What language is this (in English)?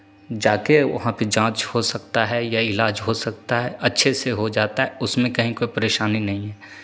Hindi